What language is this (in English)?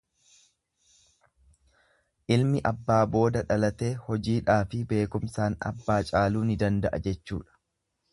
Oromo